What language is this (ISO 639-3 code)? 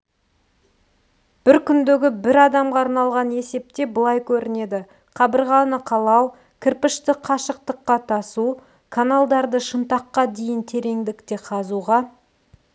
kaz